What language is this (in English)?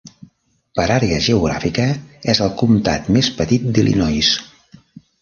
Catalan